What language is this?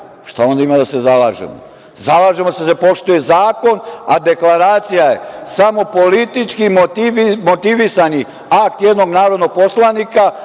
Serbian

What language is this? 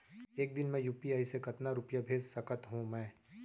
Chhattisgarhi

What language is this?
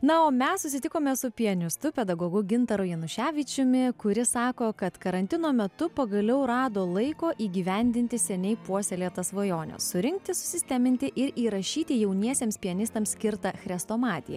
Lithuanian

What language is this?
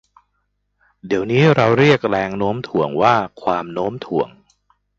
Thai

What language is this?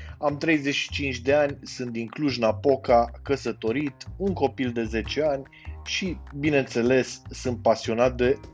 Romanian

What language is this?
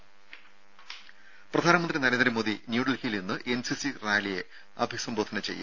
Malayalam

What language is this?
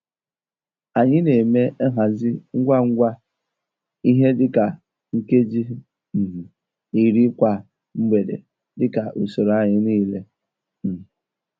Igbo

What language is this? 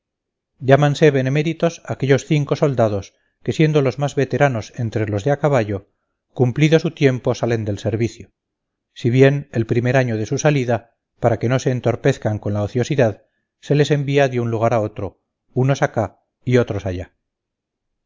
Spanish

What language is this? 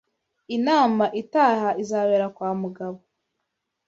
Kinyarwanda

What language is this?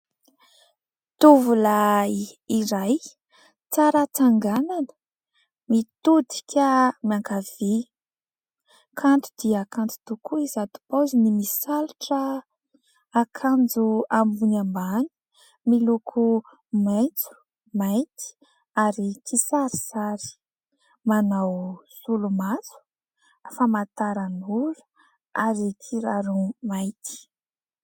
Malagasy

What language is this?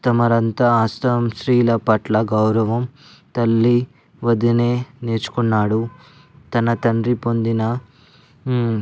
Telugu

